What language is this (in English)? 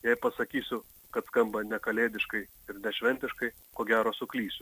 Lithuanian